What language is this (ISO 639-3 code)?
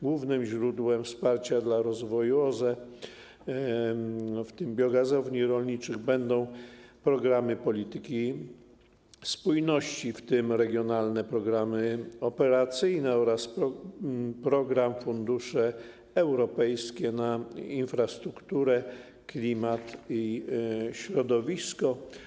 pol